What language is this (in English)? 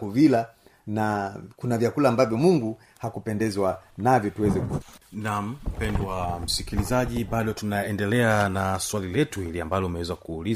Swahili